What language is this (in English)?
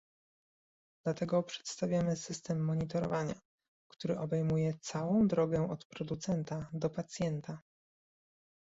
Polish